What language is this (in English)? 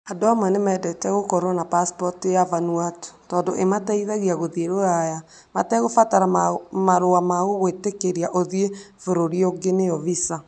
Kikuyu